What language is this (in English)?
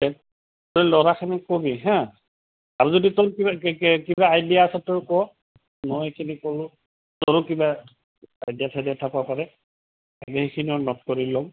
Assamese